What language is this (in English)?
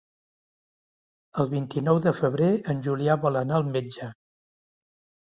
Catalan